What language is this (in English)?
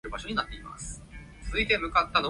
Cantonese